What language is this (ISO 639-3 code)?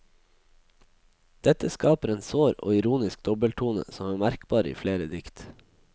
nor